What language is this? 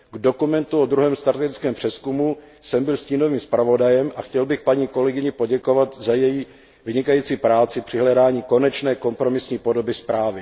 Czech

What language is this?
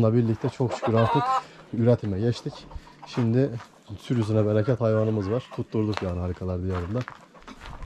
Turkish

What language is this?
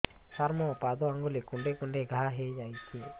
Odia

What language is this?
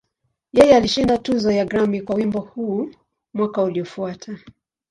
Swahili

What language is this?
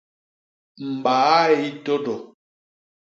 Basaa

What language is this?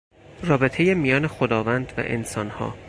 Persian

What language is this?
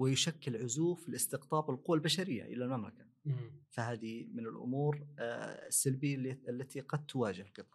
Arabic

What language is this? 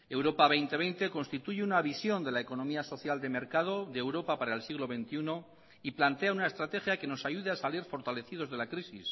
Spanish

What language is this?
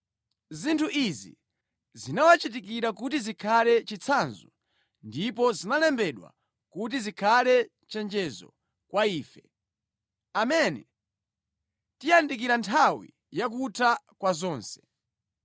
Nyanja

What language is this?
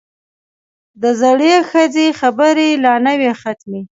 Pashto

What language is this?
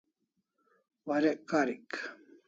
Kalasha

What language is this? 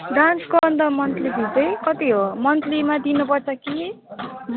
Nepali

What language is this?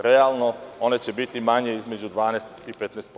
Serbian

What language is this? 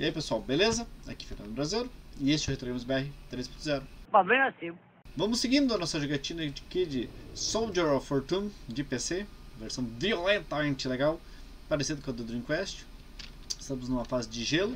Portuguese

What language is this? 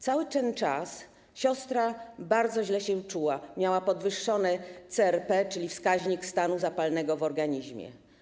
Polish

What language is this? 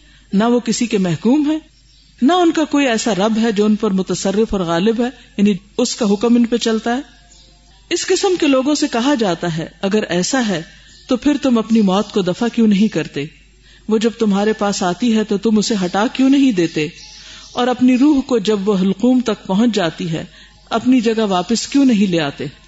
Urdu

